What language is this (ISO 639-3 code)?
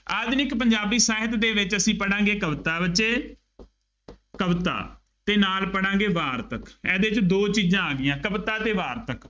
pan